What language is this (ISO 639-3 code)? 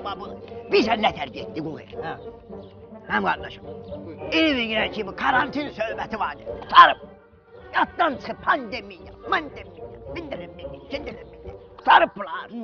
tur